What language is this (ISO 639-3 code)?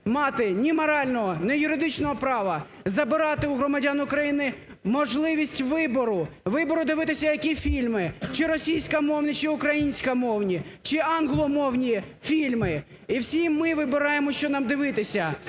ukr